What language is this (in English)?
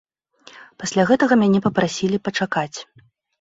Belarusian